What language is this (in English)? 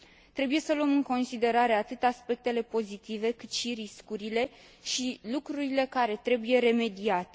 Romanian